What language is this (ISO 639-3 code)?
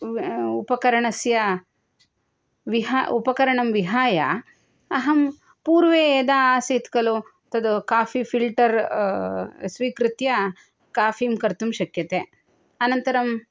san